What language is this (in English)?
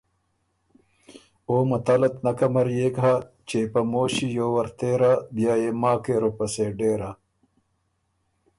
Ormuri